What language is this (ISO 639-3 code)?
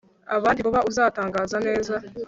kin